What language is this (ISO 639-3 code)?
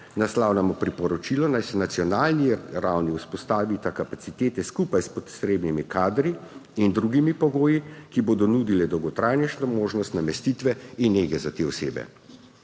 slv